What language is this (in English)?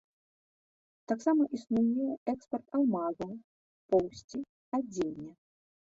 Belarusian